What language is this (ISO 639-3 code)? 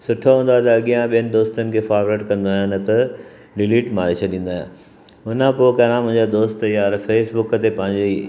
snd